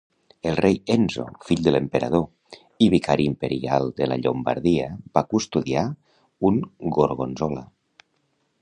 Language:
Catalan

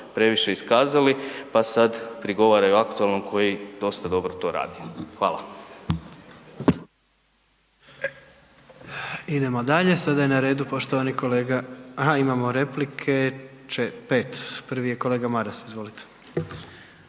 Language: Croatian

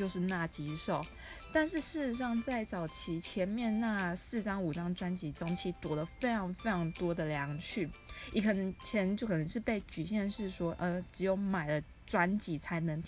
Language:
Chinese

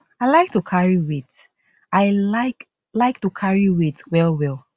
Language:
Nigerian Pidgin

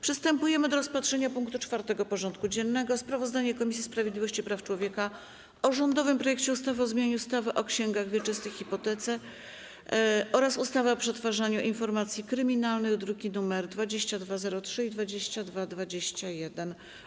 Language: Polish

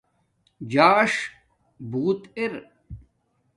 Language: Domaaki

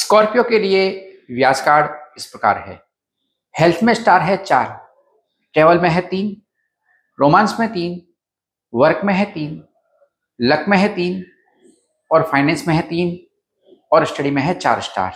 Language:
Hindi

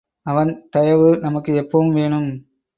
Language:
Tamil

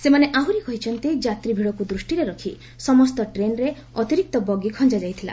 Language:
Odia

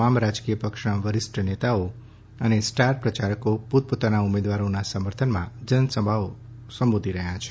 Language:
Gujarati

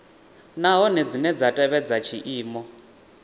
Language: Venda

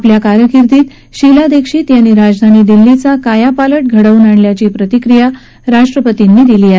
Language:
Marathi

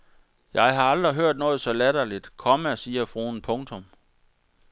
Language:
Danish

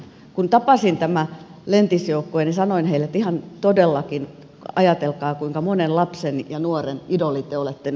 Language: Finnish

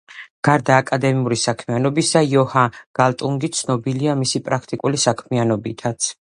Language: Georgian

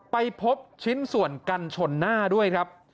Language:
Thai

